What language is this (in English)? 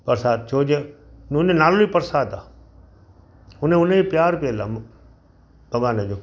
Sindhi